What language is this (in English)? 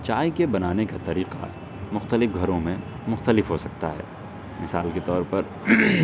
Urdu